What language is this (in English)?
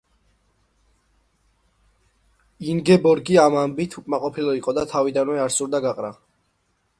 Georgian